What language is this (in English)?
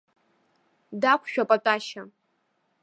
Abkhazian